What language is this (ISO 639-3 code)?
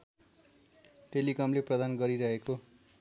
nep